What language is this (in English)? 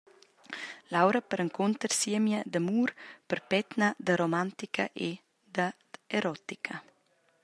Romansh